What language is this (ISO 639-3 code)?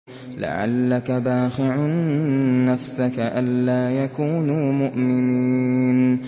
ara